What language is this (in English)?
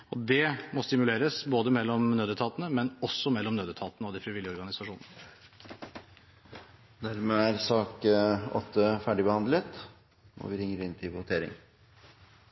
Norwegian